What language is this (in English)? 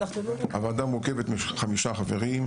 Hebrew